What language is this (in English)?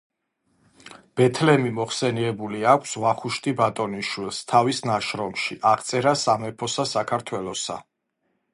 Georgian